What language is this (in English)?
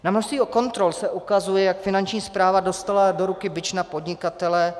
Czech